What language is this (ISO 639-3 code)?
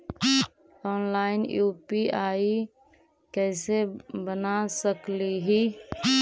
mag